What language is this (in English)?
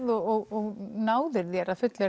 Icelandic